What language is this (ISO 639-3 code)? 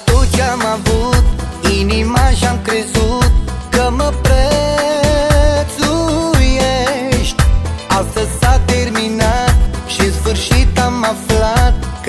ron